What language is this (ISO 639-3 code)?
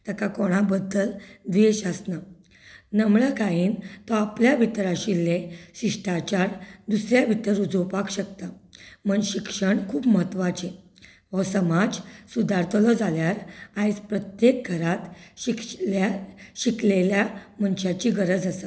kok